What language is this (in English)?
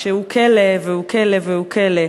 Hebrew